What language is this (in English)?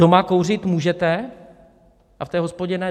Czech